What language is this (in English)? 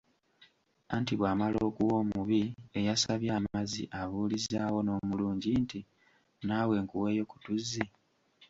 Ganda